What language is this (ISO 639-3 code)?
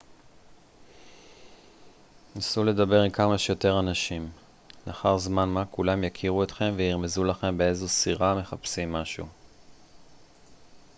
heb